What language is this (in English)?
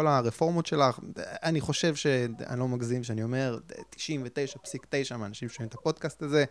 Hebrew